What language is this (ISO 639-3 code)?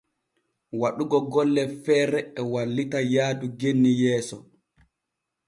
fue